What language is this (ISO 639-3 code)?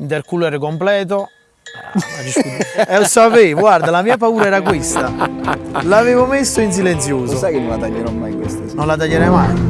ita